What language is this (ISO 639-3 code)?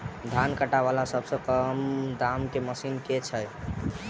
mai